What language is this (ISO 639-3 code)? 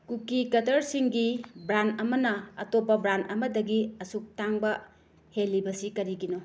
mni